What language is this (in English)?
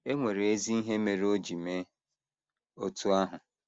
Igbo